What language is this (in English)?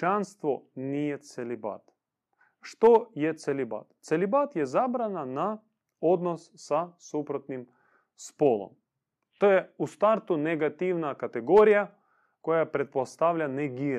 Croatian